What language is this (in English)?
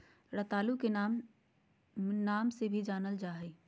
Magahi